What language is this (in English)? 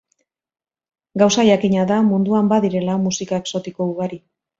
Basque